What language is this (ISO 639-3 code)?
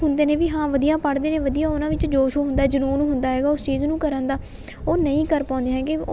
pan